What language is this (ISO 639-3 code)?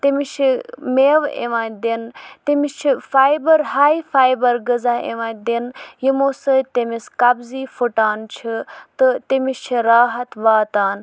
kas